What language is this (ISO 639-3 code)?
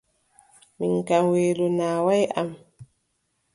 fub